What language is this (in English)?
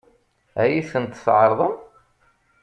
Kabyle